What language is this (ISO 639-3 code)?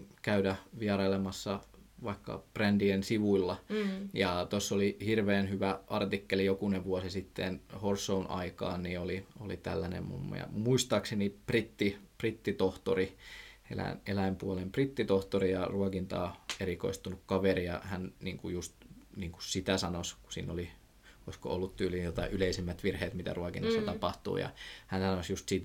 fin